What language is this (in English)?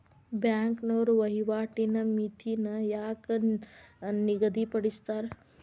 Kannada